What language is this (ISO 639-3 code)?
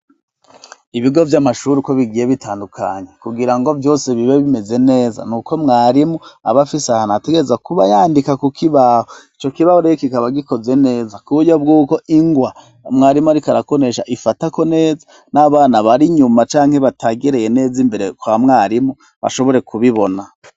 run